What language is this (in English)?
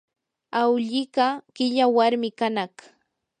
Yanahuanca Pasco Quechua